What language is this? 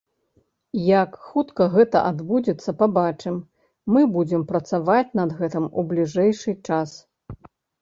Belarusian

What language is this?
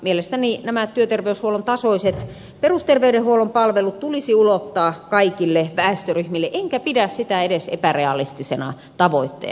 Finnish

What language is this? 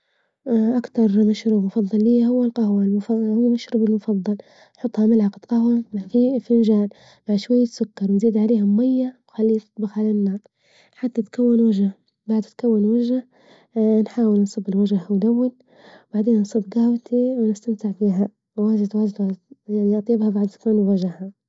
Libyan Arabic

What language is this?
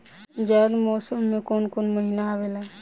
Bhojpuri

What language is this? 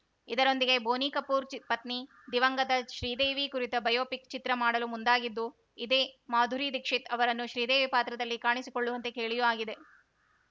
Kannada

